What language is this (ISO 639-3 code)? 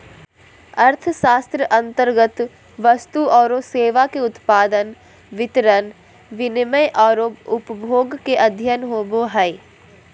mag